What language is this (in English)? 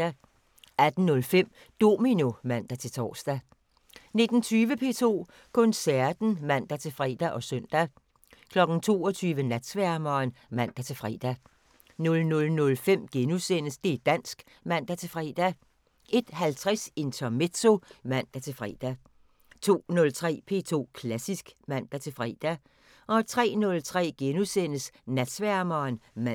Danish